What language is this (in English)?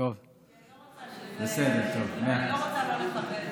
Hebrew